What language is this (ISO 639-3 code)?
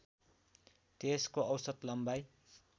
nep